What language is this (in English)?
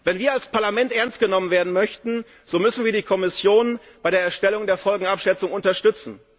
German